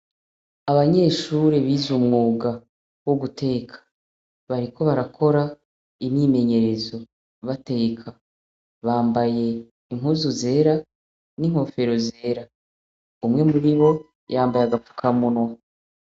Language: Rundi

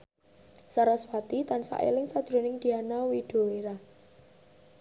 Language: Javanese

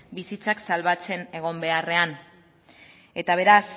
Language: Basque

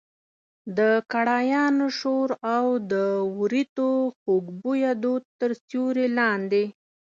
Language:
Pashto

